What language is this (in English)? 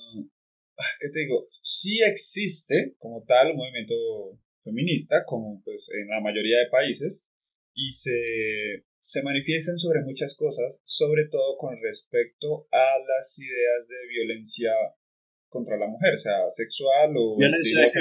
Spanish